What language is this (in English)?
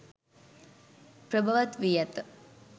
Sinhala